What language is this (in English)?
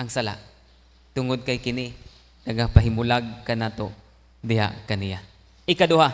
Filipino